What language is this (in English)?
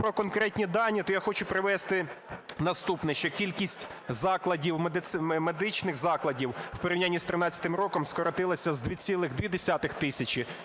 Ukrainian